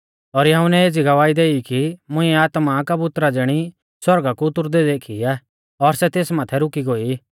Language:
Mahasu Pahari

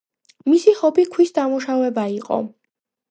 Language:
Georgian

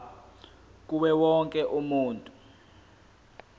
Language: Zulu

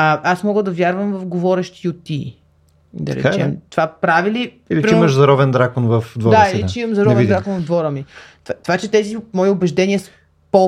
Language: Bulgarian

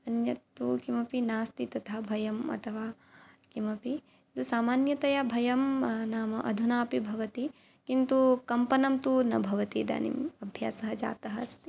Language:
Sanskrit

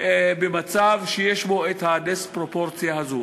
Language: Hebrew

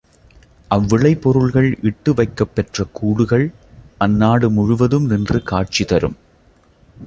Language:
Tamil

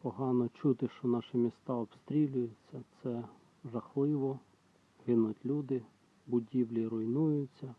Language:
Ukrainian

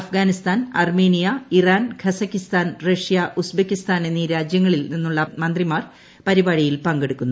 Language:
Malayalam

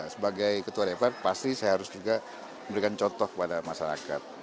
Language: Indonesian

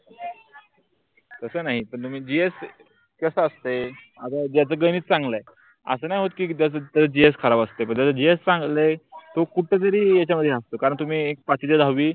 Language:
Marathi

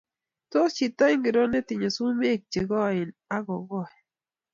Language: Kalenjin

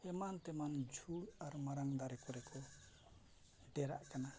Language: Santali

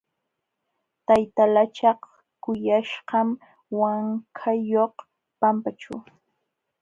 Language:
Jauja Wanca Quechua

